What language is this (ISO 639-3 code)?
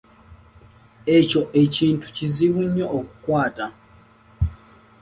lug